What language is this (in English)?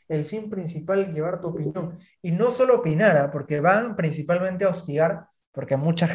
Spanish